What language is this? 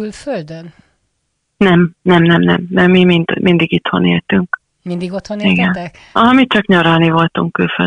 Hungarian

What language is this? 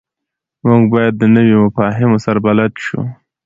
Pashto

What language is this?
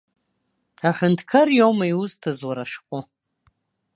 Abkhazian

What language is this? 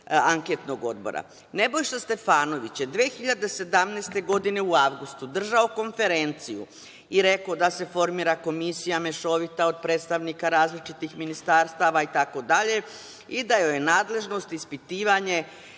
Serbian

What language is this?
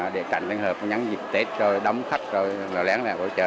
Vietnamese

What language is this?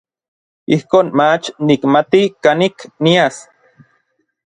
Orizaba Nahuatl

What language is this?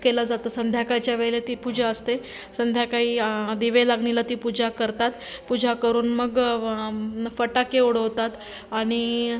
Marathi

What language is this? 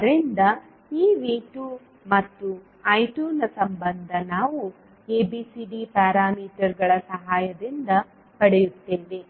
Kannada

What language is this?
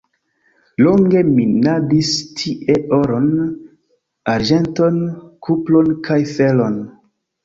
Esperanto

